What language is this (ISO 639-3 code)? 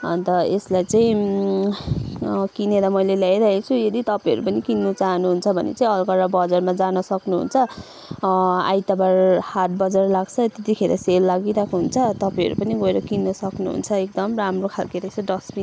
nep